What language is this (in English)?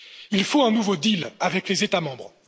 French